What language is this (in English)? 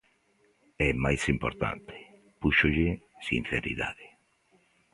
Galician